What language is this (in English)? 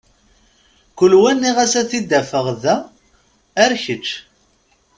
Kabyle